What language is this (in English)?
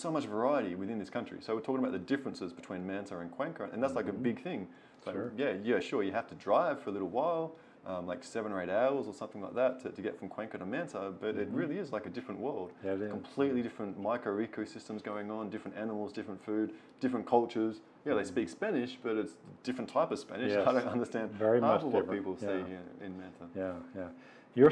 English